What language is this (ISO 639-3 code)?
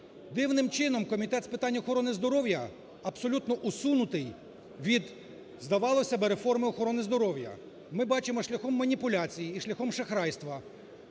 ukr